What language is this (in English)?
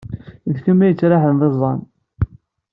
Kabyle